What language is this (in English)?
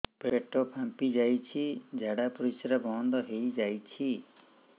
Odia